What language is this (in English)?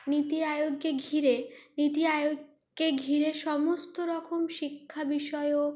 Bangla